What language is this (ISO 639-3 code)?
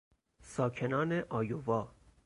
fas